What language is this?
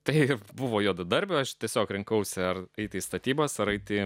Lithuanian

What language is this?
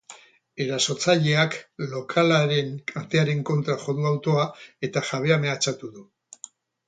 Basque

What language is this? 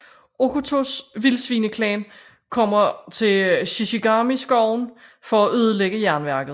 Danish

